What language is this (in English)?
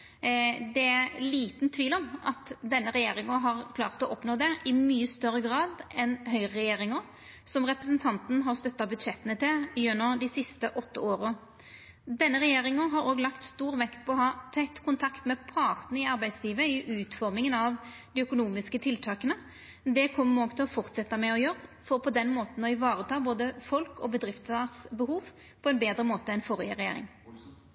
Norwegian Nynorsk